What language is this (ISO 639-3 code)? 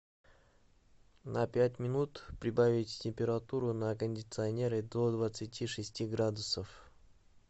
rus